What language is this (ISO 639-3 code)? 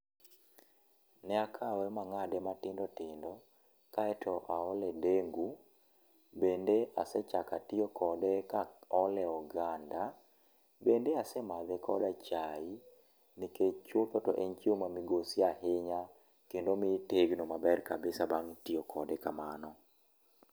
luo